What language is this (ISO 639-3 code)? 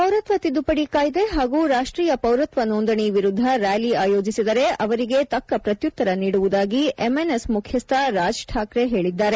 kan